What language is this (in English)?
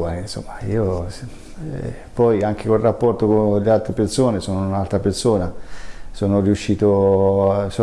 Italian